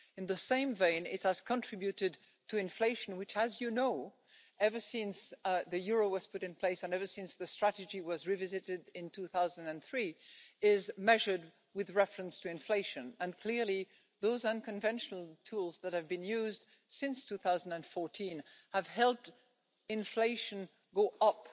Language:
English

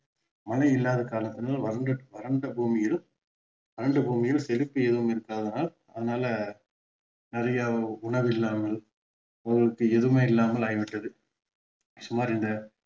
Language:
Tamil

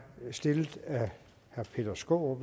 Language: Danish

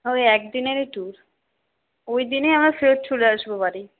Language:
Bangla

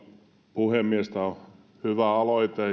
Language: Finnish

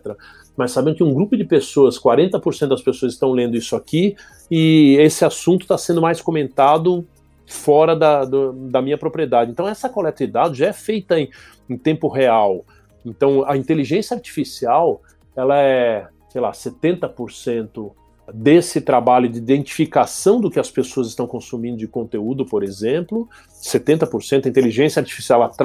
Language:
Portuguese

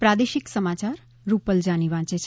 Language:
Gujarati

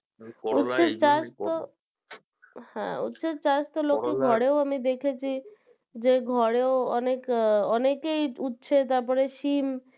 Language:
Bangla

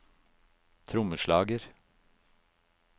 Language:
Norwegian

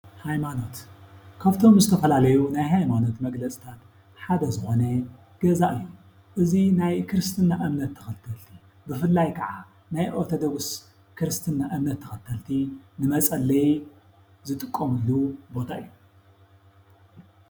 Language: Tigrinya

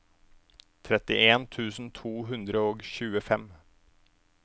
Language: Norwegian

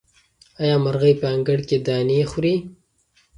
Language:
Pashto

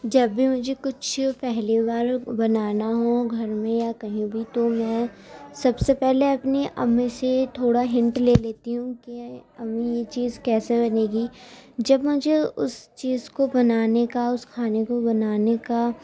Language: Urdu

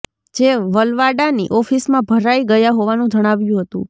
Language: Gujarati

